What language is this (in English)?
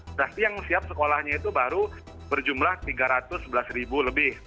Indonesian